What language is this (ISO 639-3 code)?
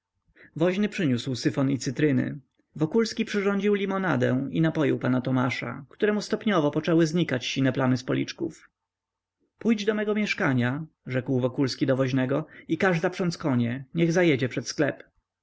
pol